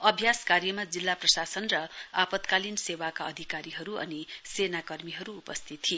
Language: Nepali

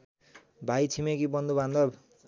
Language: Nepali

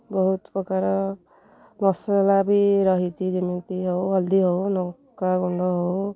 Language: Odia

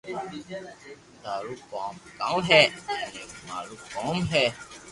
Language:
Loarki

